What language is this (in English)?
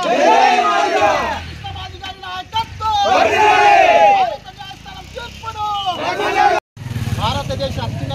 Telugu